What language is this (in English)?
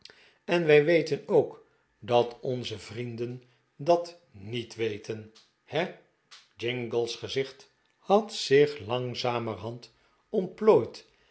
Dutch